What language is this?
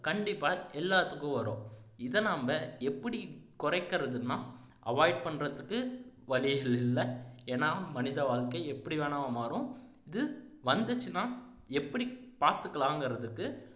Tamil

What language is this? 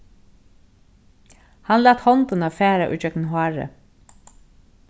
Faroese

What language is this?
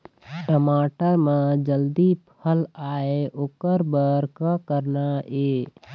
Chhattisgarhi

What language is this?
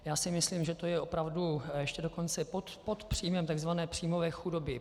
Czech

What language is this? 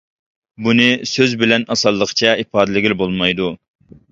Uyghur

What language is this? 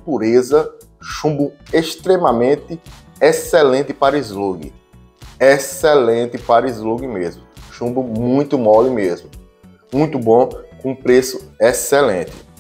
Portuguese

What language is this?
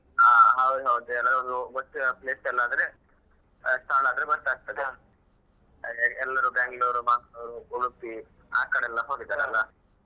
Kannada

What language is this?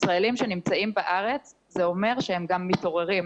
Hebrew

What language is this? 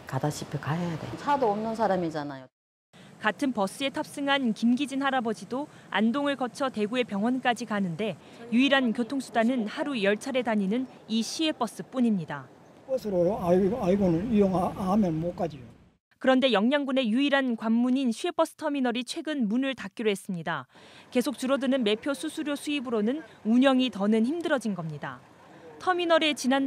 Korean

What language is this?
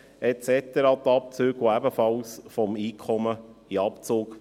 Swiss German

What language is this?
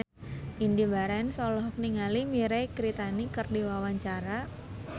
Sundanese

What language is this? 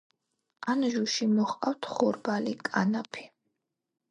Georgian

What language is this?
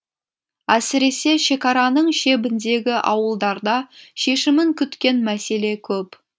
Kazakh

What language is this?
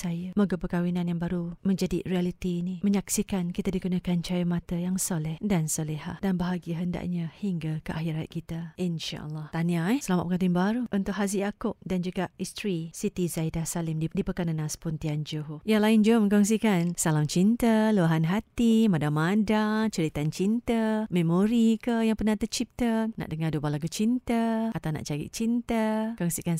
Malay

